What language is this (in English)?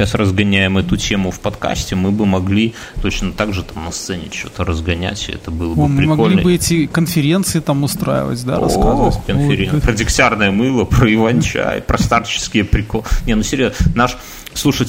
Russian